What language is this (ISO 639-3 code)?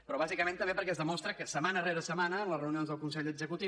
cat